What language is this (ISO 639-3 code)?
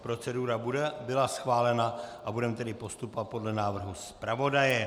ces